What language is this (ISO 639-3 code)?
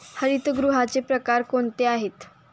mar